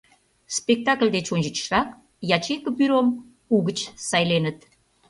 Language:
Mari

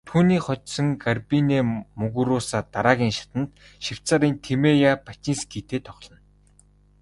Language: Mongolian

